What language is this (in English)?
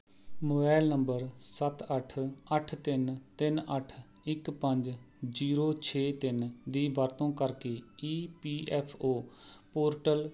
Punjabi